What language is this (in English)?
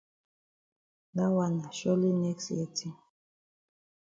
Cameroon Pidgin